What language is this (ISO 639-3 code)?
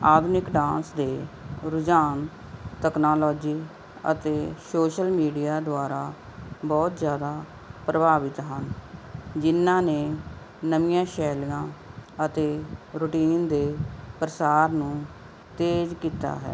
pan